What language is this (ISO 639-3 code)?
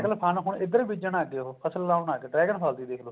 pan